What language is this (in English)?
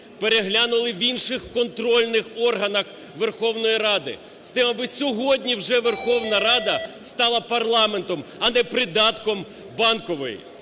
Ukrainian